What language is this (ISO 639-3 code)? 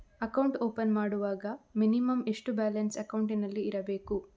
kan